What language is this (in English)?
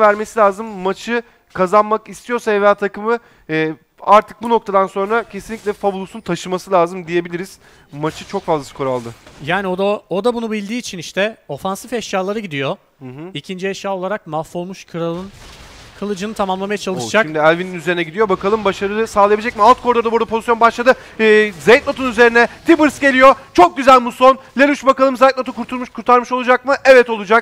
Turkish